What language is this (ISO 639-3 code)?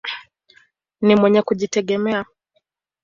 swa